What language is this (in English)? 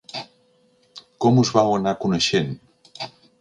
Catalan